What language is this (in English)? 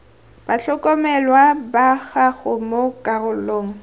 Tswana